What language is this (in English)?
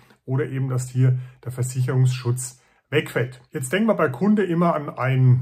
German